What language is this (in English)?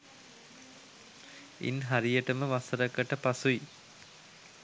Sinhala